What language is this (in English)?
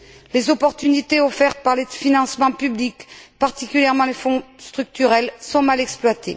French